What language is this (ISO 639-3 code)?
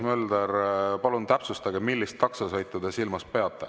est